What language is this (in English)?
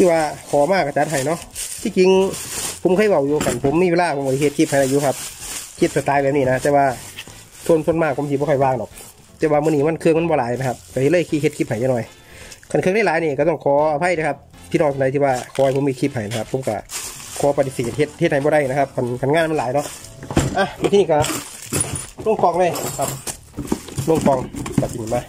Thai